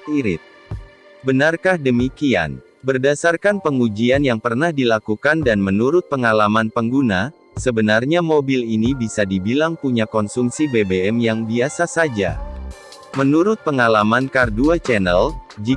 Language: Indonesian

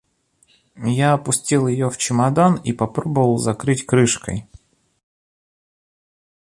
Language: Russian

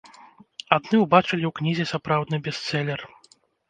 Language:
Belarusian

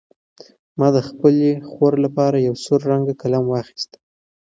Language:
Pashto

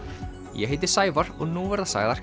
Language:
Icelandic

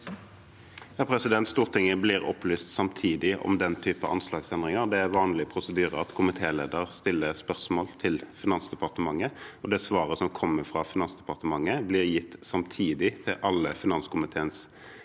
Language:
Norwegian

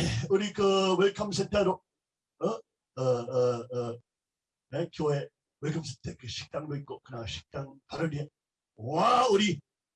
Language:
Korean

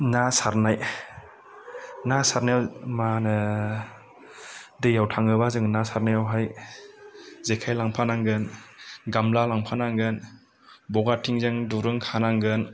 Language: Bodo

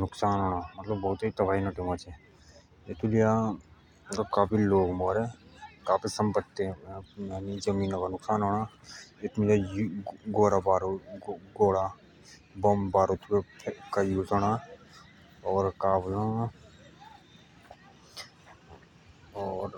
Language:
Jaunsari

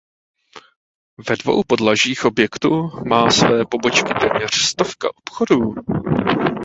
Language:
Czech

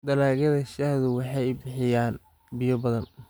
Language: Somali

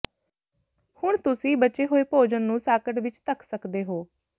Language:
Punjabi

